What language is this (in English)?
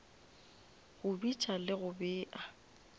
Northern Sotho